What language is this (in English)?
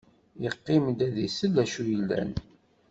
Kabyle